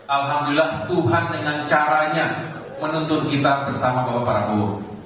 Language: Indonesian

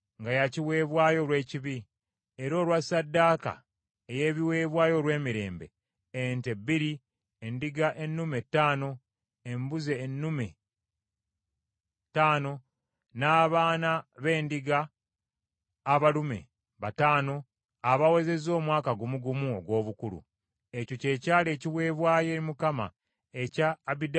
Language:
Ganda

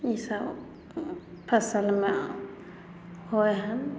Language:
Maithili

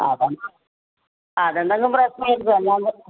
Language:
Malayalam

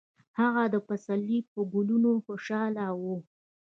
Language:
Pashto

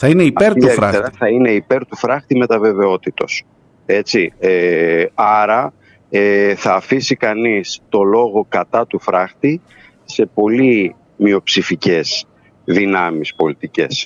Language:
Greek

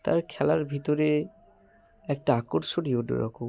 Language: Bangla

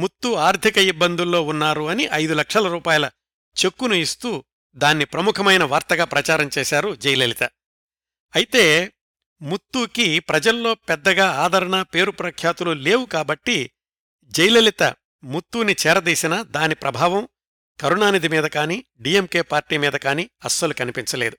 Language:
Telugu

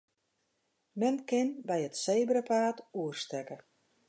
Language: Western Frisian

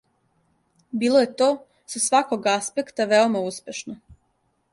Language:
Serbian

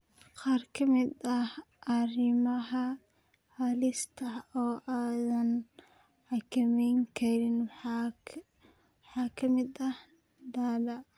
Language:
Somali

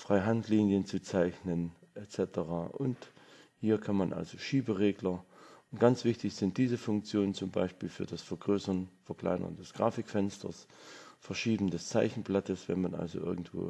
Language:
German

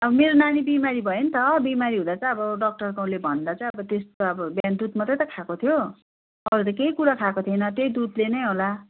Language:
Nepali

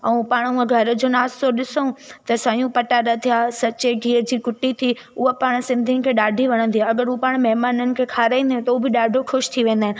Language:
Sindhi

